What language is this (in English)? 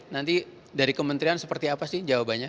Indonesian